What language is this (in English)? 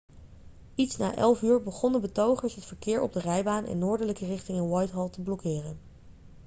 Dutch